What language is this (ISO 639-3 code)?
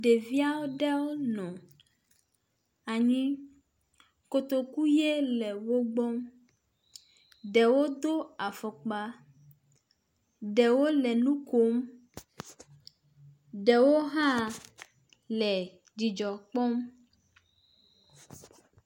ewe